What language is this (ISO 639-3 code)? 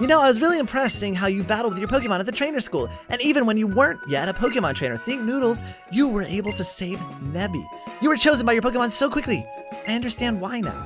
eng